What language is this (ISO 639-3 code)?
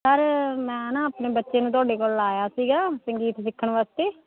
pan